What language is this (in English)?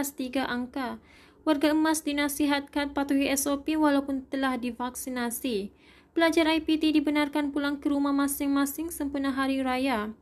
Malay